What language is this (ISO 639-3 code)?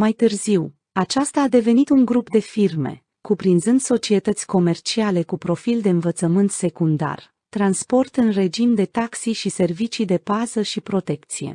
ron